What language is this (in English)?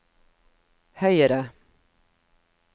Norwegian